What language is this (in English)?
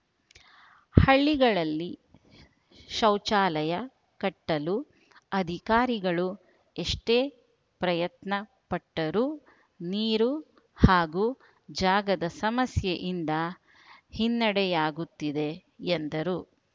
Kannada